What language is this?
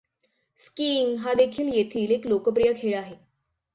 Marathi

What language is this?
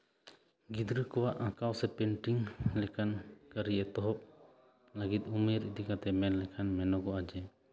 Santali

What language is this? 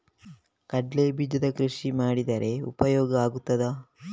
Kannada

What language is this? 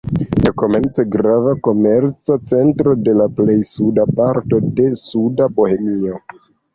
Esperanto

